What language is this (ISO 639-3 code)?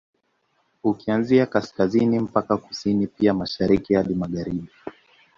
swa